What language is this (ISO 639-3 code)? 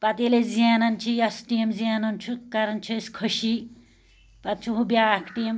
kas